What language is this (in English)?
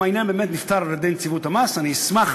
Hebrew